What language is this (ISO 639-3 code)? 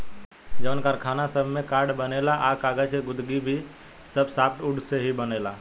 bho